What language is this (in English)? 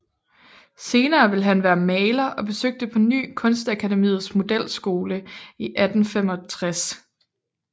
Danish